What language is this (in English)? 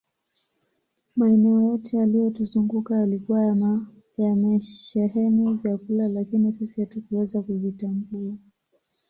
Swahili